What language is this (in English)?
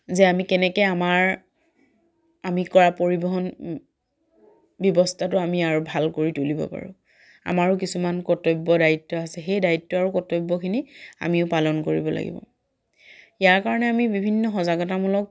Assamese